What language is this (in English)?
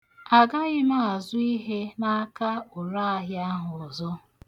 Igbo